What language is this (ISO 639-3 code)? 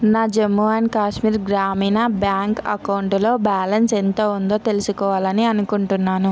tel